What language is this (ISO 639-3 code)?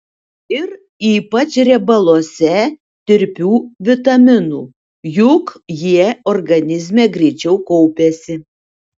lit